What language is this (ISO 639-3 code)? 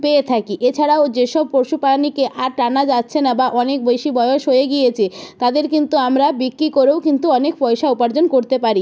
ben